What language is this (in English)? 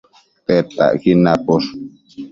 Matsés